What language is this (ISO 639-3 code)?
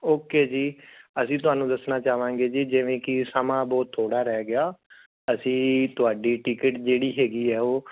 pan